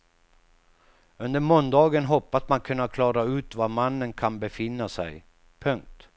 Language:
Swedish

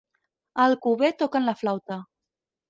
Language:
Catalan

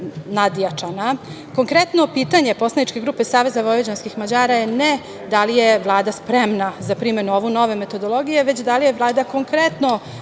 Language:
Serbian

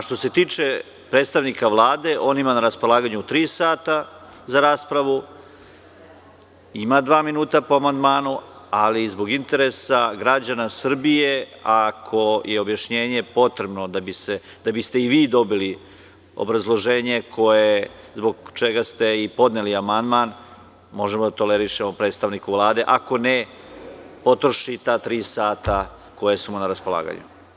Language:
Serbian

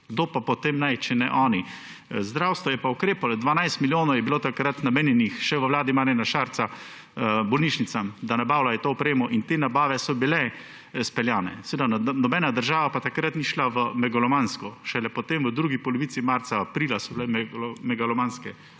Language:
Slovenian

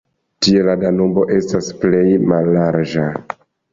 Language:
Esperanto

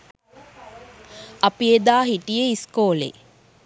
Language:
Sinhala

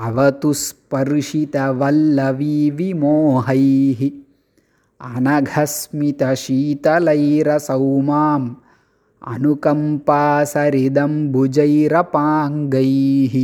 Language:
Tamil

